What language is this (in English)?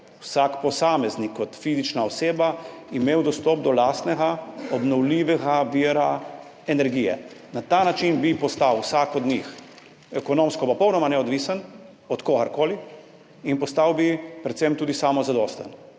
Slovenian